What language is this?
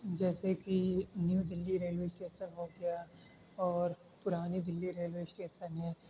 Urdu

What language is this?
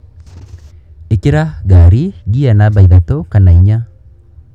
Kikuyu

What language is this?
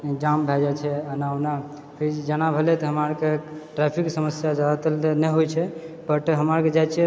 Maithili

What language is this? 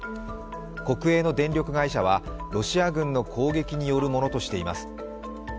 Japanese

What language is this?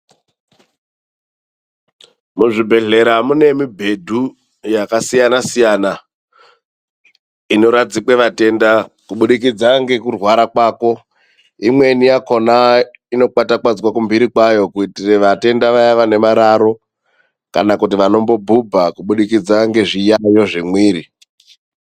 Ndau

